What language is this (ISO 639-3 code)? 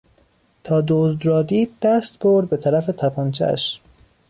fas